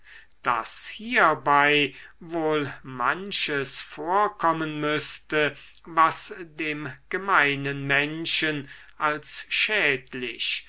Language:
German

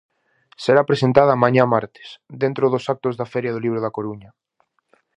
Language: Galician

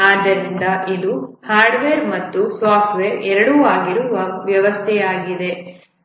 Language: Kannada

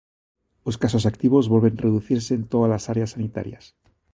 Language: Galician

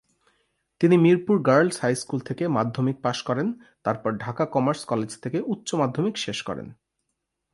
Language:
Bangla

